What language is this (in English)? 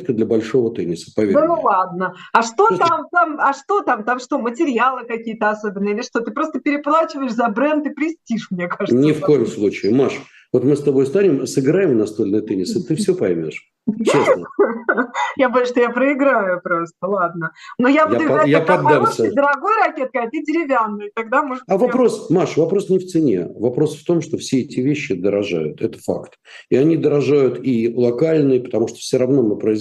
Russian